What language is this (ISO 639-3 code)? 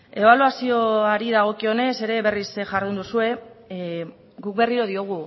eus